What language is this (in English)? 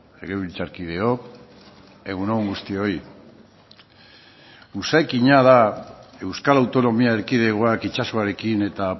Basque